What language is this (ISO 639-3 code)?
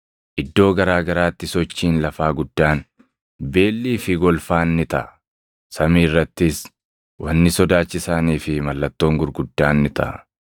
orm